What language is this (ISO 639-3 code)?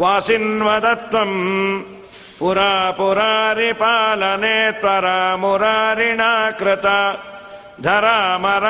kan